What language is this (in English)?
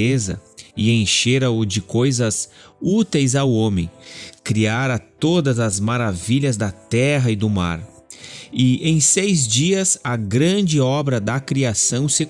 Portuguese